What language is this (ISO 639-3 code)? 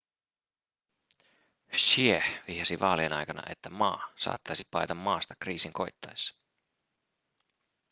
fin